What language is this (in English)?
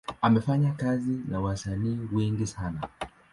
Swahili